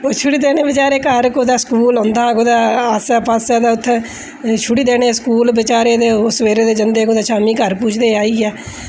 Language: Dogri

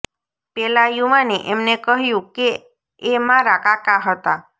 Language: Gujarati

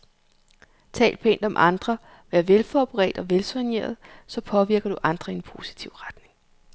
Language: Danish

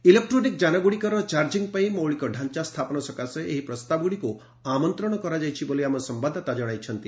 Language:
Odia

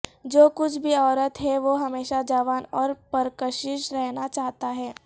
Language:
Urdu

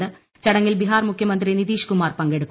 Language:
Malayalam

